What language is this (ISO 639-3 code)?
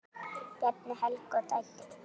isl